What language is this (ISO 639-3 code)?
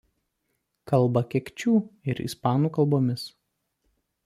lit